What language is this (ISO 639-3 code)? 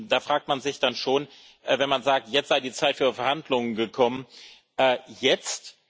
deu